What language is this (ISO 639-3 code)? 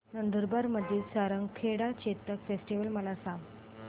mar